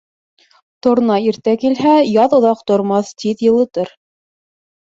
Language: Bashkir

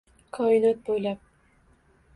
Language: Uzbek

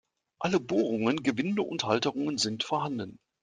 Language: German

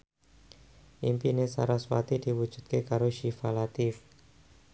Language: Javanese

